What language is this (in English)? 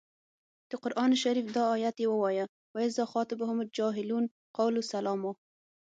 Pashto